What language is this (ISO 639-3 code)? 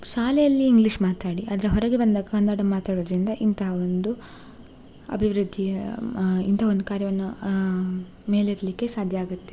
kan